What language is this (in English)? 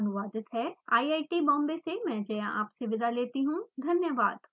Hindi